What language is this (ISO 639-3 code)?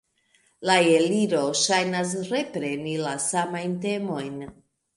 epo